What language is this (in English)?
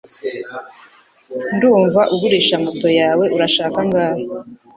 Kinyarwanda